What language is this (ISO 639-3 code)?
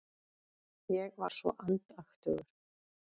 isl